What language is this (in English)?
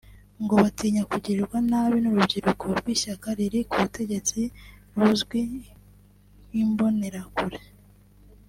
Kinyarwanda